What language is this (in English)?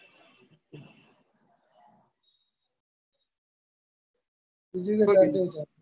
Gujarati